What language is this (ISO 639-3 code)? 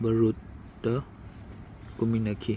mni